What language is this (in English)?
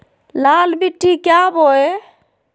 Magahi